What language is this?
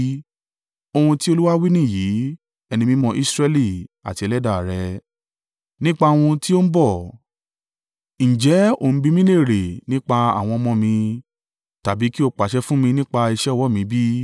Yoruba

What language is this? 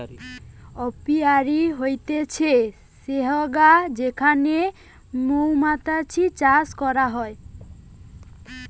Bangla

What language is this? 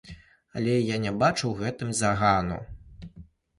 Belarusian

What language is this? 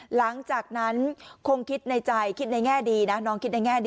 Thai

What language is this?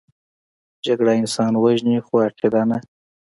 Pashto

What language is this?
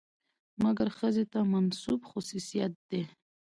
Pashto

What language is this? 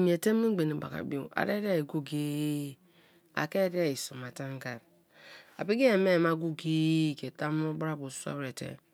Kalabari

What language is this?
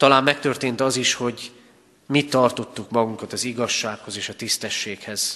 Hungarian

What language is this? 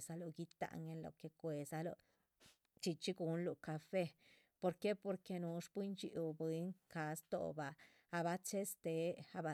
Chichicapan Zapotec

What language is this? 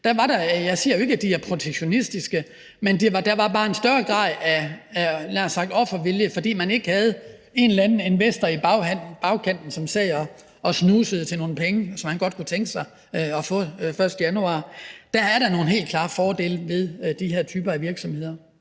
Danish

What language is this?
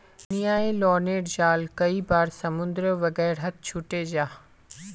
Magahi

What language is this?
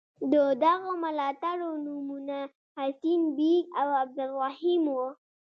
Pashto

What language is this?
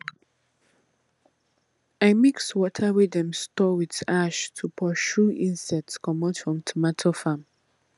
Nigerian Pidgin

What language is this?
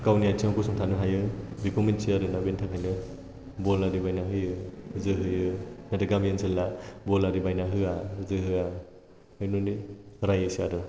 Bodo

